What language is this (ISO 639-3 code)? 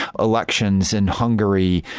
eng